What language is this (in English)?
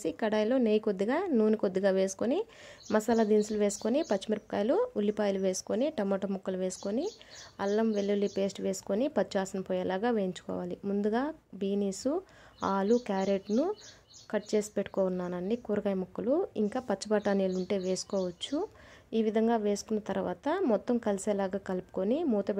Romanian